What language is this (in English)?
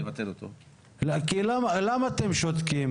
Hebrew